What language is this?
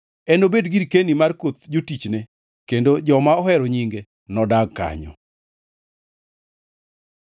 Luo (Kenya and Tanzania)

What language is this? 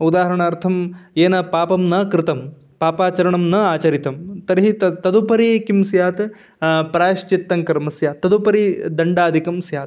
Sanskrit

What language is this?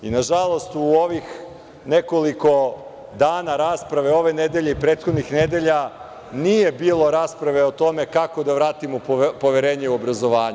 Serbian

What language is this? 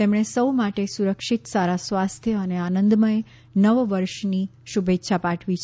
Gujarati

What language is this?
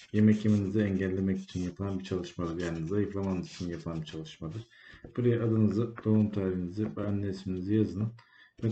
Turkish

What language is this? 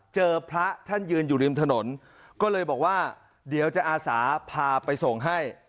Thai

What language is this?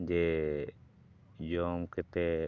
Santali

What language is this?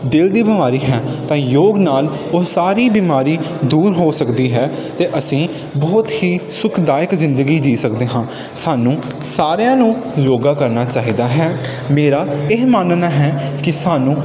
Punjabi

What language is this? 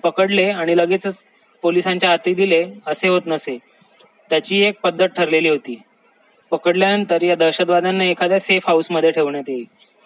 Marathi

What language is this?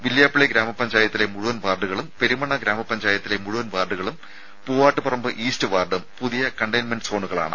Malayalam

